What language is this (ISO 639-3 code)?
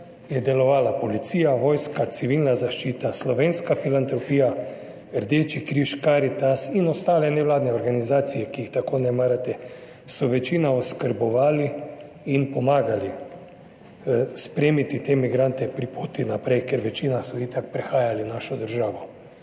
slv